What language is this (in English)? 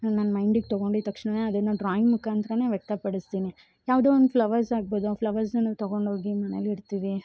Kannada